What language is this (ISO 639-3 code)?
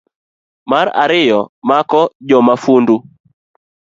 luo